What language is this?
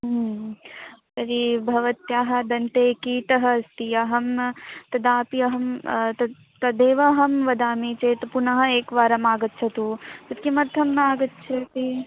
Sanskrit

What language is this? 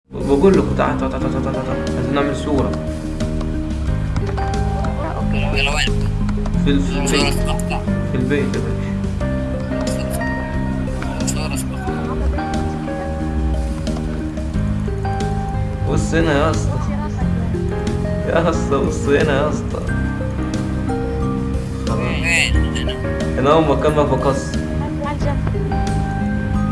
Arabic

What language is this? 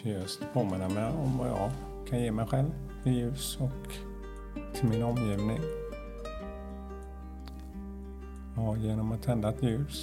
Swedish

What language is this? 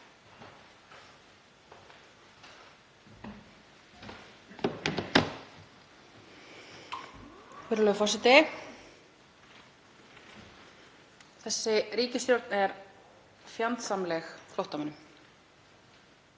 Icelandic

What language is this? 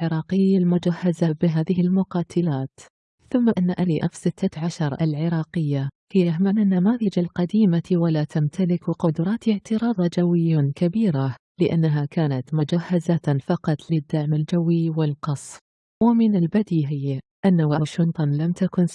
Arabic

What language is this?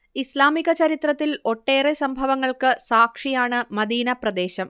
Malayalam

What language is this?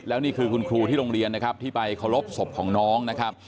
Thai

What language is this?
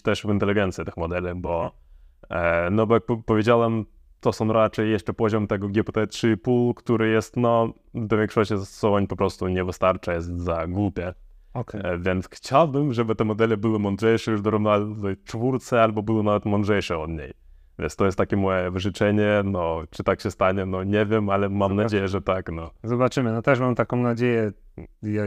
Polish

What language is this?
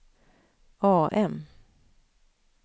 Swedish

